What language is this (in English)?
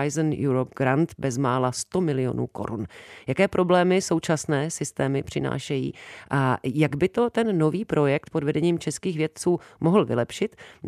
Czech